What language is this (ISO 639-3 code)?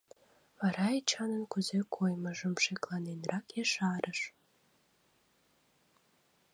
chm